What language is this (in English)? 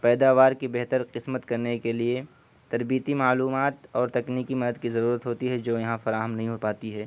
Urdu